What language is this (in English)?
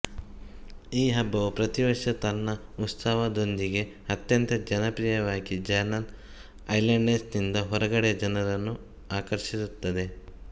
Kannada